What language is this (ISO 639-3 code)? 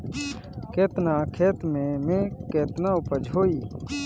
bho